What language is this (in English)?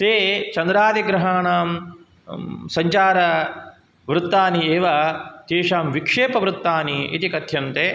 Sanskrit